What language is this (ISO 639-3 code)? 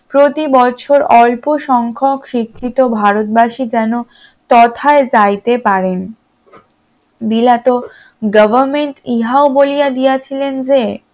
ben